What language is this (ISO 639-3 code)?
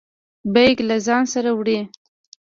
pus